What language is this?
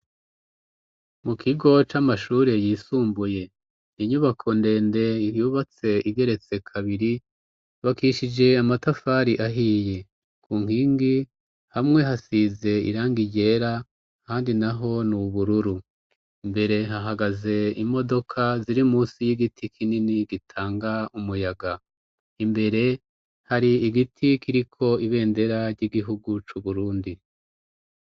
Rundi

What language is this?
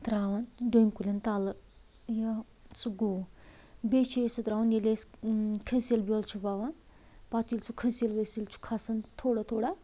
Kashmiri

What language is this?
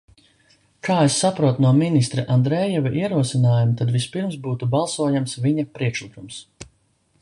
Latvian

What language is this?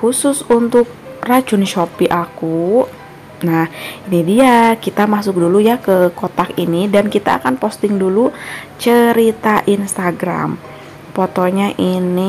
Indonesian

